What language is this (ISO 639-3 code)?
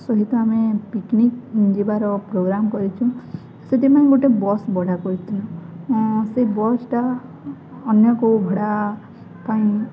ori